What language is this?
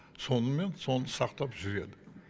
Kazakh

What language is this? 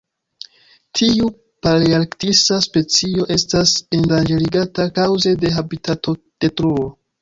Esperanto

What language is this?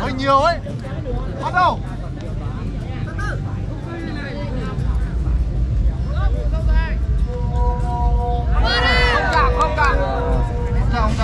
Vietnamese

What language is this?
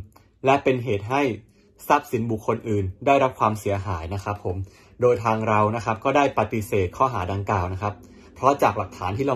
Thai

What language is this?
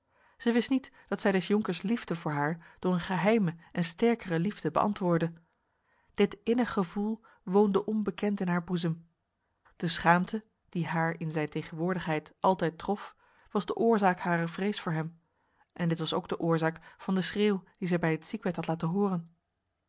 Dutch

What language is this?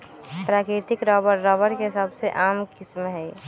Magahi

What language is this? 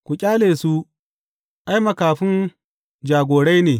Hausa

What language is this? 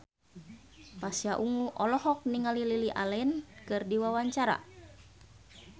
Sundanese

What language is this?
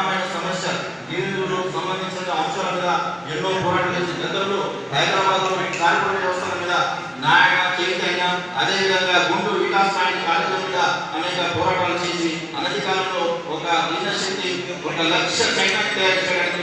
Romanian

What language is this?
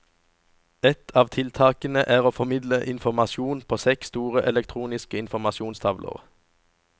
Norwegian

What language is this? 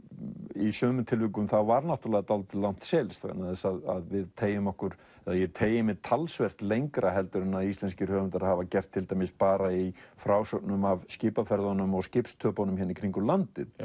Icelandic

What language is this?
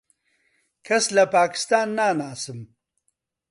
Central Kurdish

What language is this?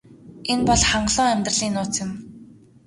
Mongolian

